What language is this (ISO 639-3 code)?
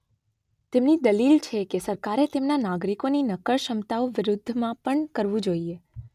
guj